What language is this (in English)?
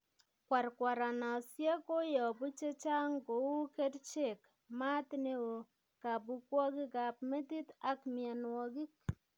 Kalenjin